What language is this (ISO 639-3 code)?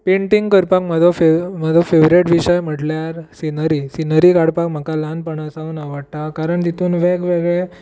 kok